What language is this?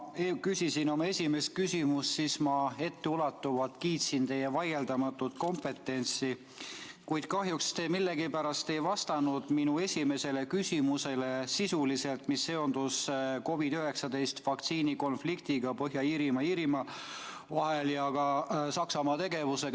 Estonian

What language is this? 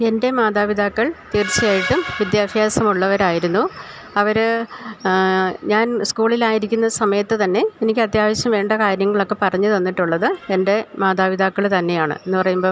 Malayalam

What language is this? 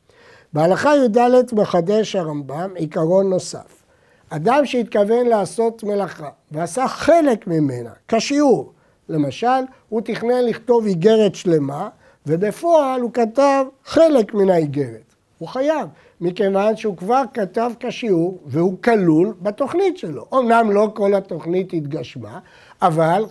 Hebrew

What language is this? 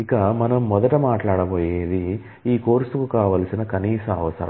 Telugu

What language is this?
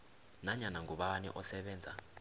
South Ndebele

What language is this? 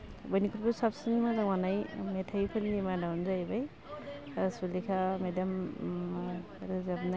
Bodo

